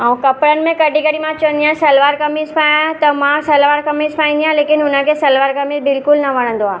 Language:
Sindhi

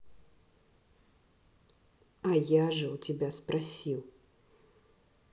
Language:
Russian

